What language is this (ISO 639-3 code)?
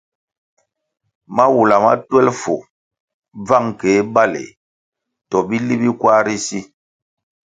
nmg